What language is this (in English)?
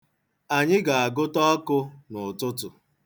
Igbo